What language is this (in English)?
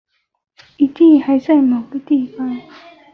Chinese